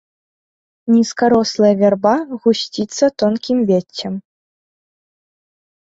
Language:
Belarusian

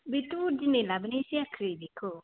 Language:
Bodo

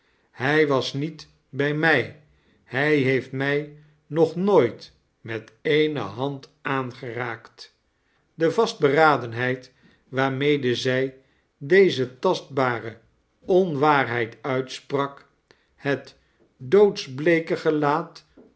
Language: Dutch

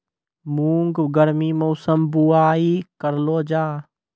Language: Maithili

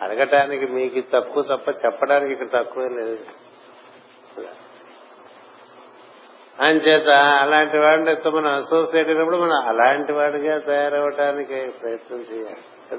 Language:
Telugu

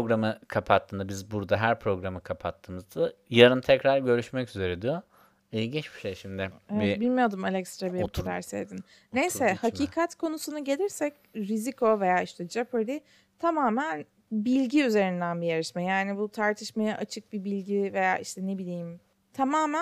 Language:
Turkish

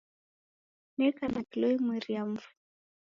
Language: Taita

